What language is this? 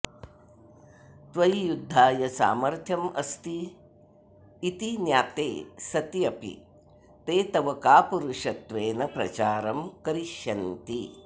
Sanskrit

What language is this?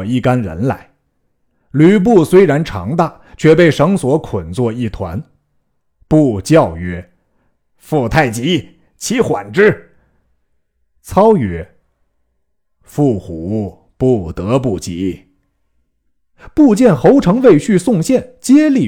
Chinese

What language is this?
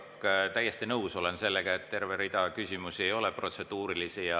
Estonian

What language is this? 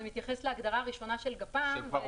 Hebrew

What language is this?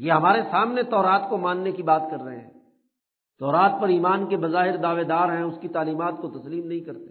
Urdu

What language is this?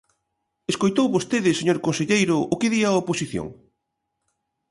Galician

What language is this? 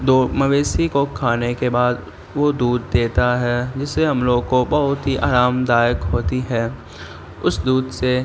Urdu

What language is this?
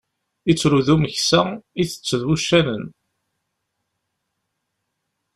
Kabyle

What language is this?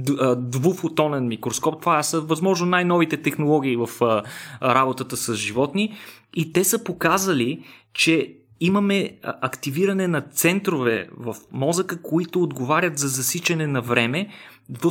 Bulgarian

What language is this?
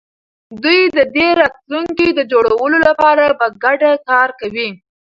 Pashto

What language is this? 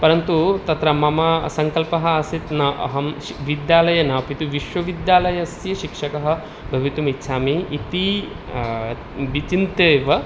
Sanskrit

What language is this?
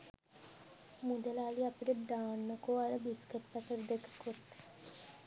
Sinhala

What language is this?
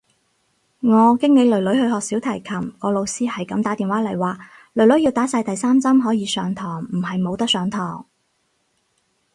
Cantonese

